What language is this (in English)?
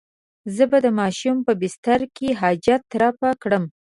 Pashto